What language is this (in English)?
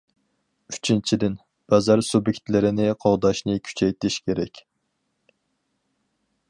Uyghur